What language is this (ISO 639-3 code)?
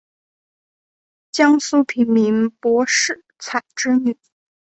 zho